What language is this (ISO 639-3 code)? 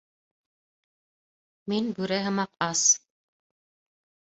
bak